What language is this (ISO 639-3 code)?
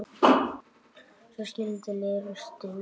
isl